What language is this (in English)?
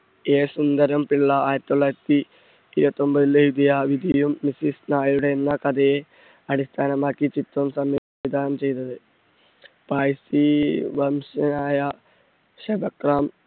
Malayalam